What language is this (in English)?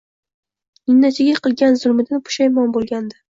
Uzbek